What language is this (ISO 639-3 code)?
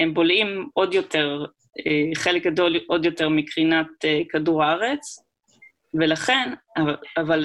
heb